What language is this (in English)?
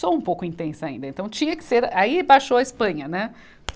Portuguese